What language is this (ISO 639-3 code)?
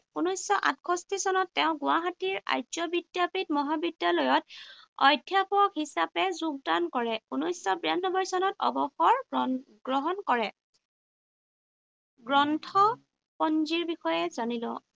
asm